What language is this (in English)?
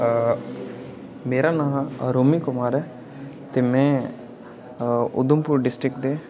Dogri